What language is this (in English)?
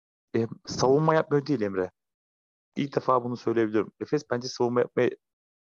Turkish